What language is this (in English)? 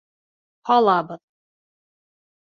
Bashkir